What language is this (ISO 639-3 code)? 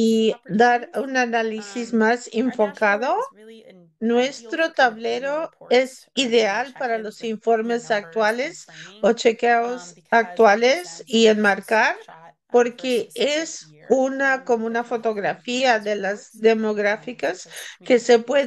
spa